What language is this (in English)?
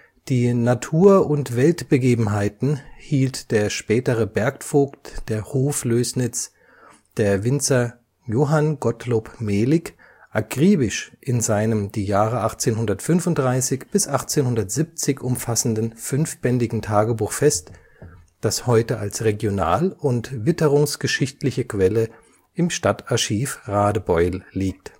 German